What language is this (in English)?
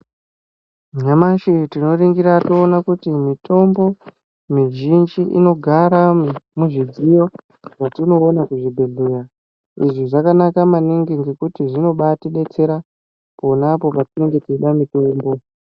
Ndau